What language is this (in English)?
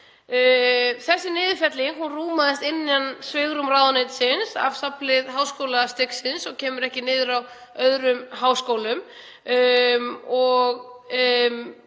Icelandic